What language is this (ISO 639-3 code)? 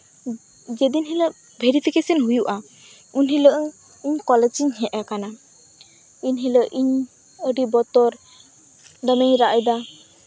sat